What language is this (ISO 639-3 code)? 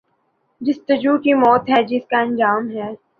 urd